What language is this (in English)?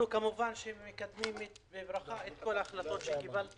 Hebrew